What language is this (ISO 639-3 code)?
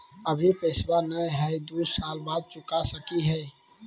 mag